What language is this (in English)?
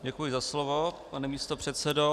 Czech